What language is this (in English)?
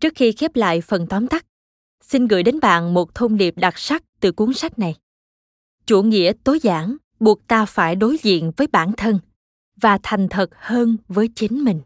Vietnamese